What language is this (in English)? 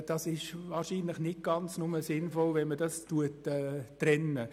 Swiss German